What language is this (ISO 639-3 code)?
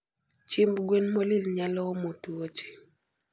luo